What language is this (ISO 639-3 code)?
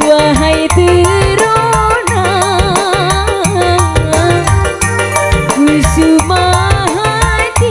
ind